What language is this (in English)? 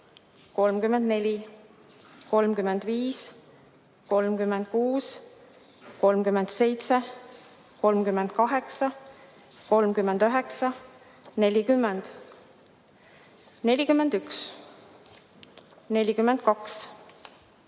Estonian